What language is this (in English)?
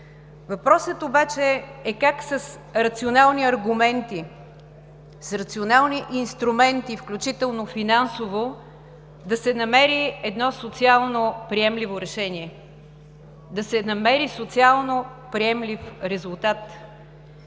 Bulgarian